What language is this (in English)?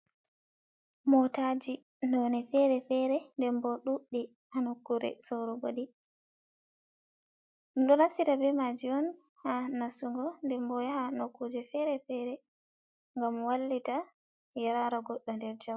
Fula